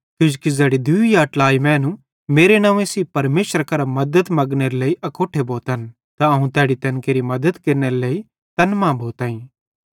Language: Bhadrawahi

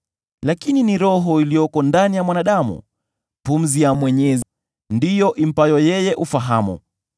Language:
Swahili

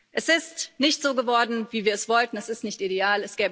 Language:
German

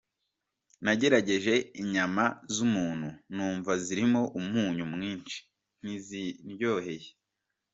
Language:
Kinyarwanda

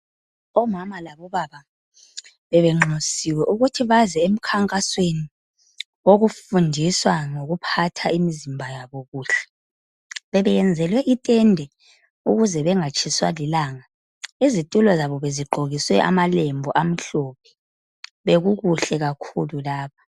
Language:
North Ndebele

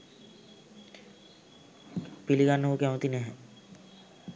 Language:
Sinhala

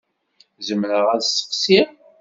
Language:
Kabyle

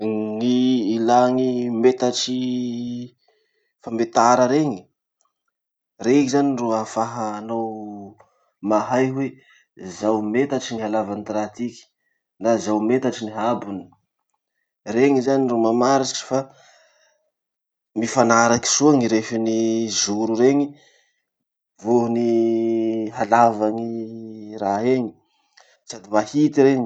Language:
Masikoro Malagasy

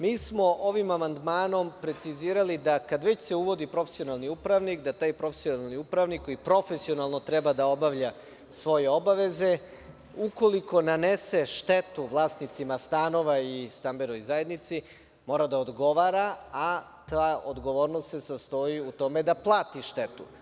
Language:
Serbian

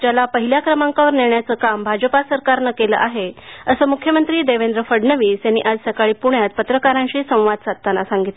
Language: Marathi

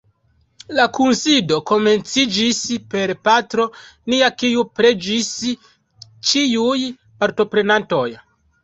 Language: Esperanto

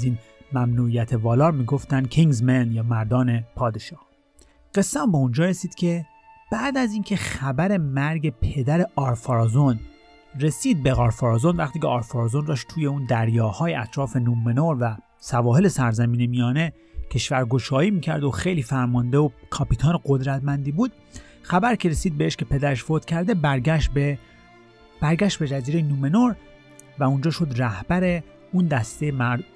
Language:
Persian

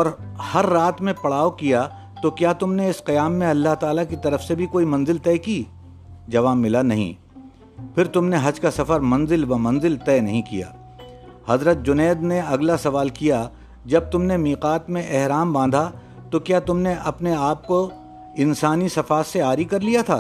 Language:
Urdu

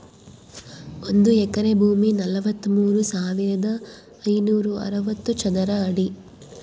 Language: Kannada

